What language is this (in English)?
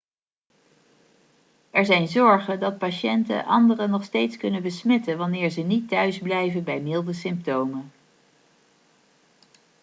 Dutch